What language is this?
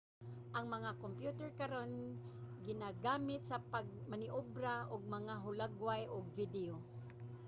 Cebuano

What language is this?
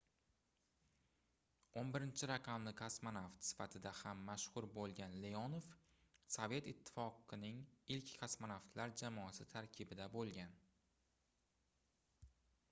Uzbek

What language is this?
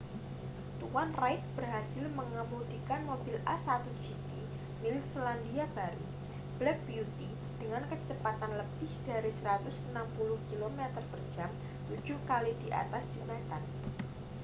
Indonesian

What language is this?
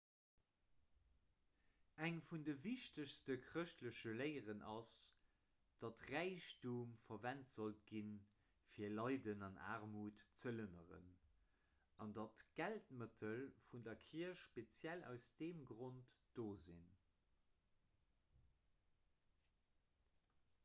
Luxembourgish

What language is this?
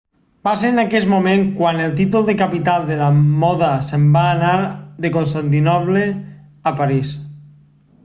Catalan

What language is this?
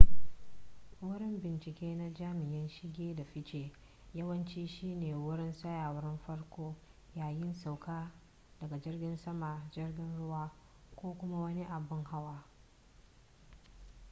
Hausa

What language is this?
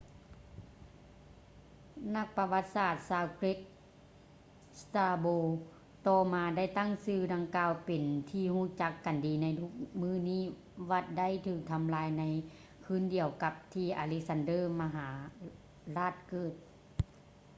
Lao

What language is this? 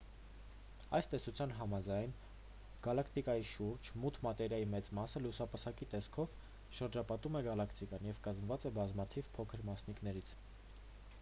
Armenian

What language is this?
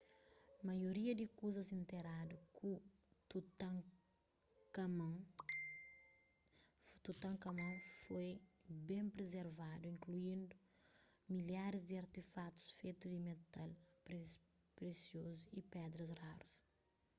Kabuverdianu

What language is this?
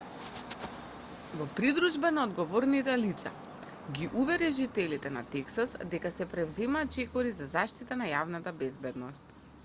Macedonian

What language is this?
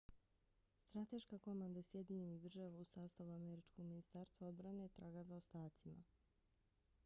Bosnian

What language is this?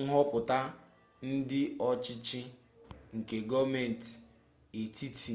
Igbo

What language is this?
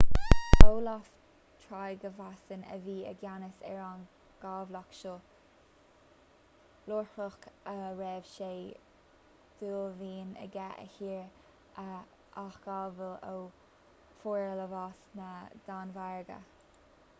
Irish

